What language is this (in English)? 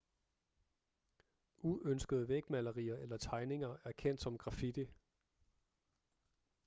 Danish